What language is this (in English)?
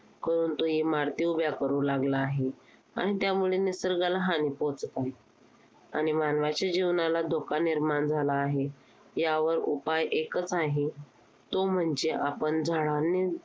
Marathi